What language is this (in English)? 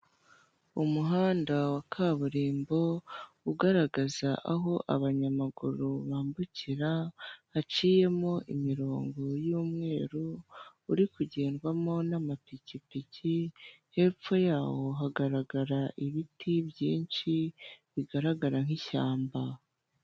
Kinyarwanda